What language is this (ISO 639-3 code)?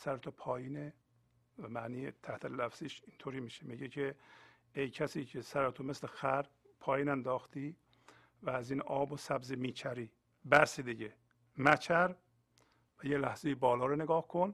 fas